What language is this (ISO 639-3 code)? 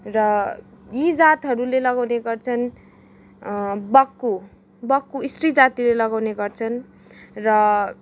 nep